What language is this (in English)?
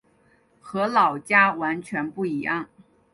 Chinese